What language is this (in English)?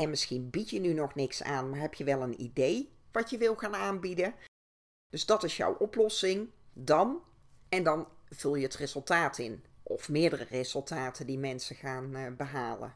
Dutch